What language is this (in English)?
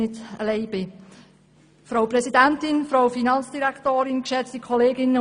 Swiss German